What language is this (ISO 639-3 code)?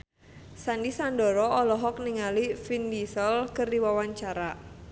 sun